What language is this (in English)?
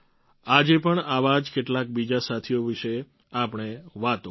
Gujarati